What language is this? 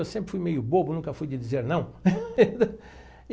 Portuguese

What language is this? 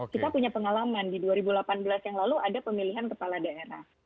Indonesian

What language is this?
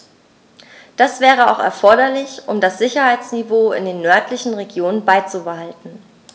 German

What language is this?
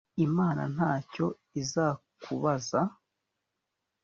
Kinyarwanda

